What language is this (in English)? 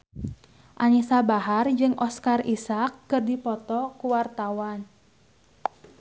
Sundanese